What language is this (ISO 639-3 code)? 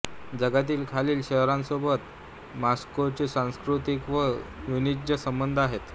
mar